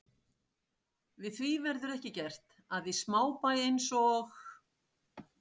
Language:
Icelandic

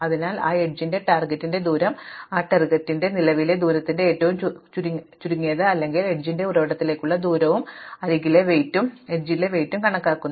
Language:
Malayalam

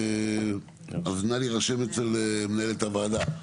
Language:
Hebrew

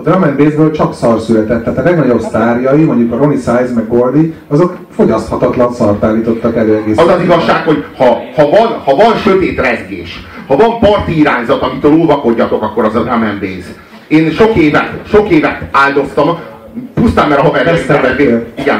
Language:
Hungarian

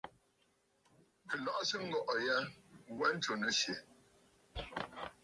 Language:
Bafut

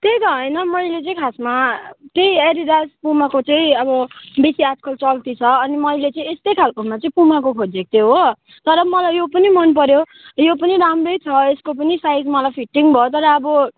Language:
Nepali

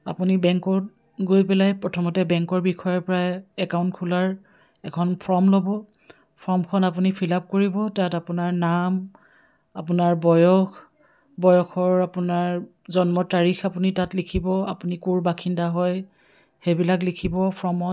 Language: Assamese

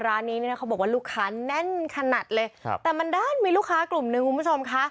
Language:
Thai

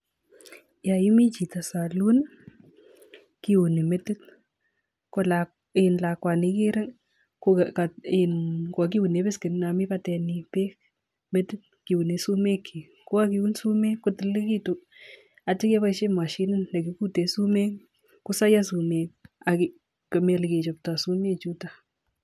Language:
Kalenjin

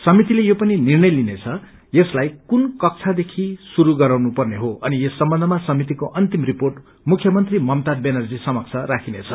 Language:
Nepali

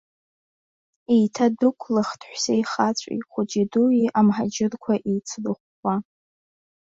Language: Abkhazian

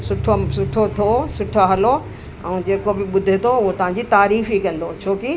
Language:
Sindhi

